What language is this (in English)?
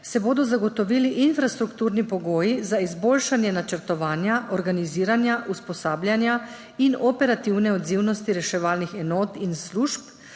Slovenian